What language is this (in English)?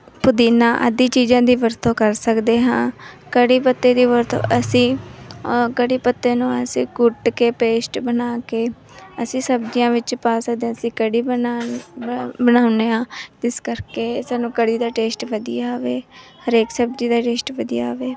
Punjabi